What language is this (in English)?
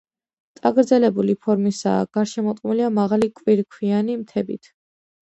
Georgian